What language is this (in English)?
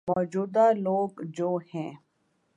Urdu